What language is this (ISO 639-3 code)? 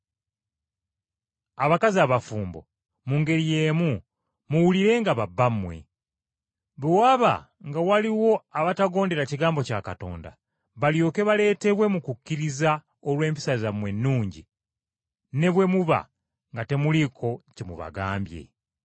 lug